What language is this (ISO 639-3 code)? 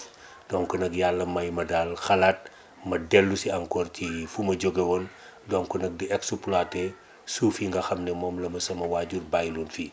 wol